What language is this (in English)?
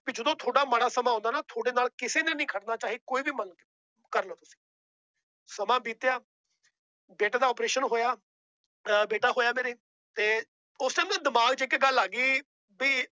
Punjabi